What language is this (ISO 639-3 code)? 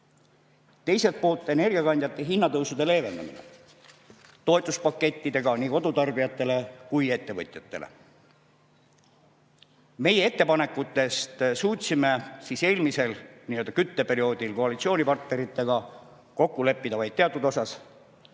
est